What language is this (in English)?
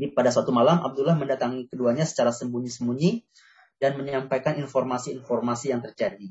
Indonesian